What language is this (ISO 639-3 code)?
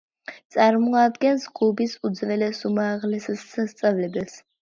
kat